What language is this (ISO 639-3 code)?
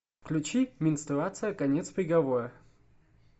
rus